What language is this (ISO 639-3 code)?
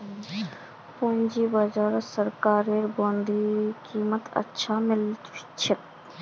mag